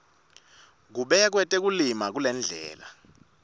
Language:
Swati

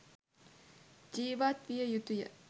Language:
Sinhala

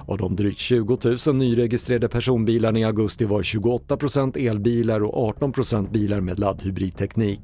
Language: Swedish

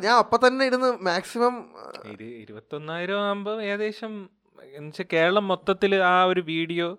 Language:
Malayalam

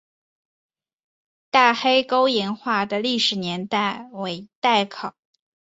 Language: Chinese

